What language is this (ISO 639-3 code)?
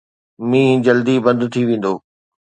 snd